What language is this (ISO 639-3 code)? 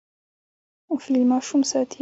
pus